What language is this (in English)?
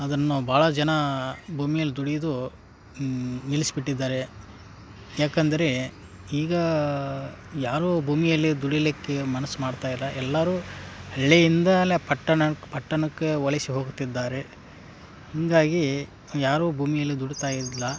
Kannada